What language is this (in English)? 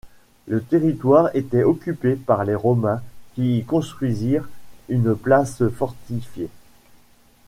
French